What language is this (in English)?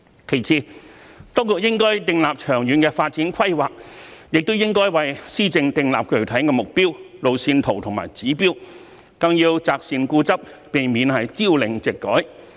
Cantonese